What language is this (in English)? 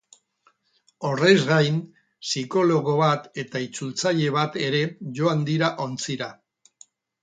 Basque